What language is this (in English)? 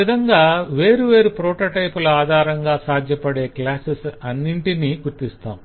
Telugu